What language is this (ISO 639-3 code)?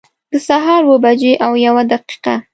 pus